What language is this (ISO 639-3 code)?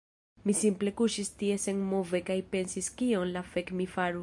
epo